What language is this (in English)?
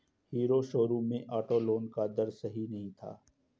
Hindi